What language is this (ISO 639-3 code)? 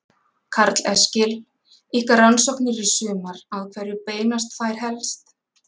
isl